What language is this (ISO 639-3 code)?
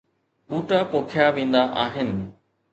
snd